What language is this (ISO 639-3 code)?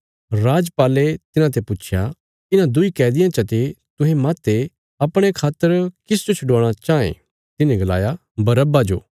kfs